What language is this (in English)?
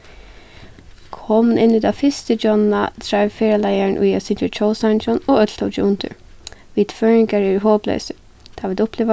Faroese